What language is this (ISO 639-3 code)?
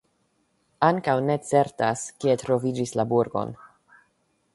epo